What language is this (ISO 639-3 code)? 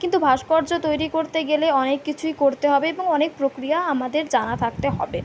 ben